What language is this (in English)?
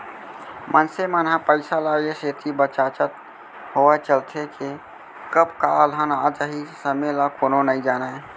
Chhattisgarhi